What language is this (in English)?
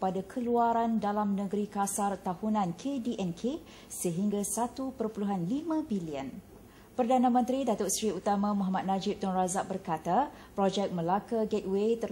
Malay